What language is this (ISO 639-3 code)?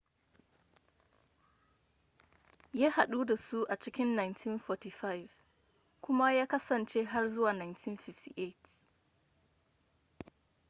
hau